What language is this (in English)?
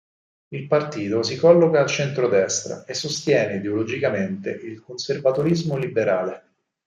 Italian